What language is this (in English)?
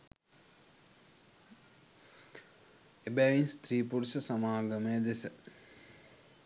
Sinhala